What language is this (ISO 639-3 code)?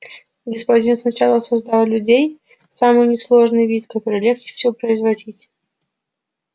rus